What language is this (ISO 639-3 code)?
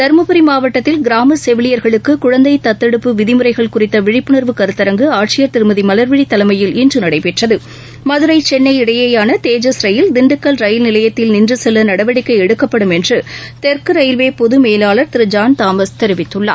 tam